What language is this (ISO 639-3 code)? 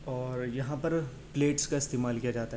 urd